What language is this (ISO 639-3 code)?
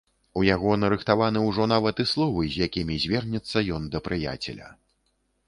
bel